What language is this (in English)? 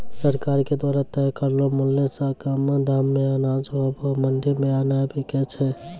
Maithili